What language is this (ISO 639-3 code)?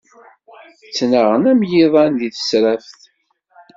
kab